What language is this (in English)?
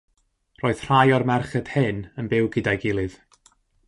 Welsh